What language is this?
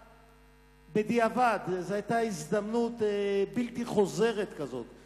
Hebrew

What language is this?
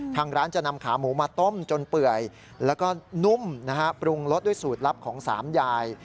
Thai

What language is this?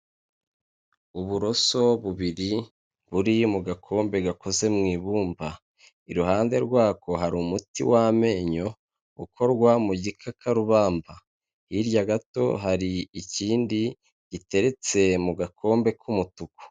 Kinyarwanda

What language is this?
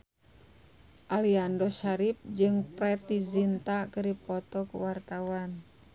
Sundanese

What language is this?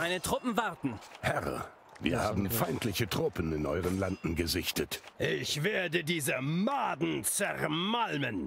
German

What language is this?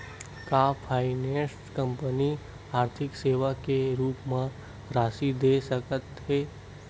Chhattisgarhi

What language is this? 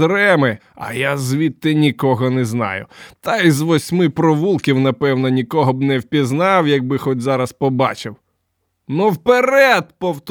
Ukrainian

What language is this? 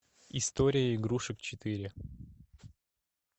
Russian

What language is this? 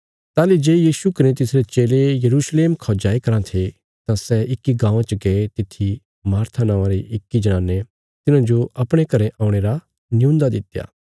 Bilaspuri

